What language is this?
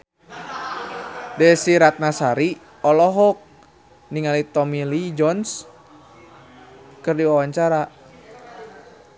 Sundanese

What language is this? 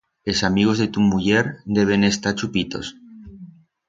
Aragonese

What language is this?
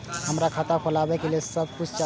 Maithili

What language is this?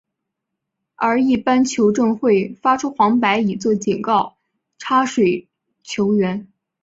Chinese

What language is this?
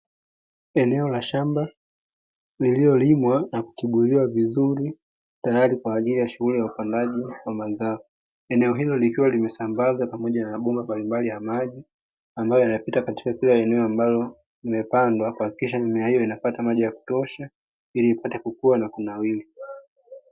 Swahili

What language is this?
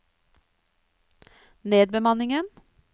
Norwegian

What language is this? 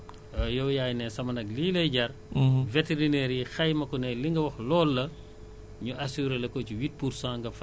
Wolof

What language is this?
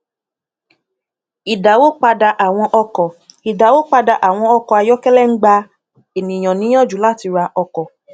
Yoruba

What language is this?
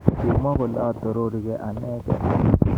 Kalenjin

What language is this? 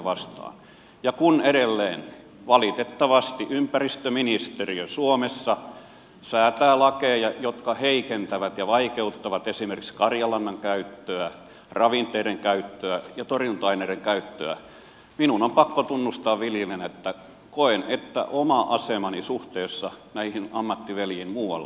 Finnish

